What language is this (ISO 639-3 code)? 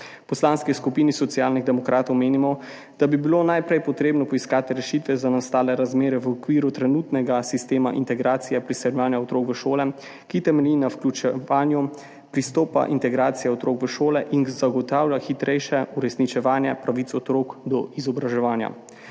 slv